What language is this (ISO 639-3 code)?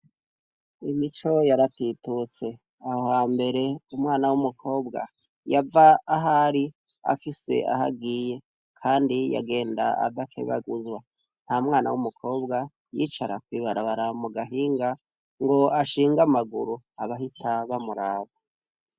run